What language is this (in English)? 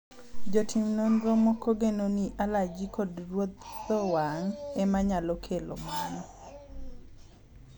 Luo (Kenya and Tanzania)